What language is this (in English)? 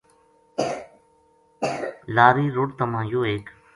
Gujari